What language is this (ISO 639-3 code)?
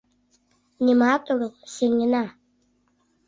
chm